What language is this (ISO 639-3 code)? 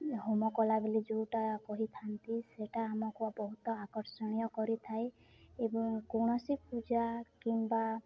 ori